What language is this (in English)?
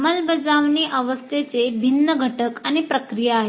Marathi